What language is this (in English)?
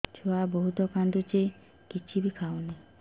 Odia